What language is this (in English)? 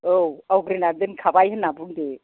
Bodo